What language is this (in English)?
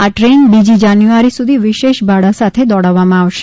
Gujarati